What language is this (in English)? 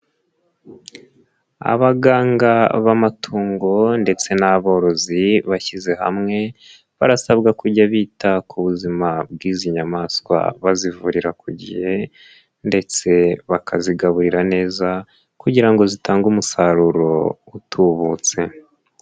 Kinyarwanda